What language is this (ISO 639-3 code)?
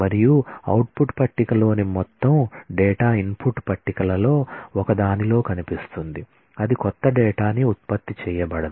tel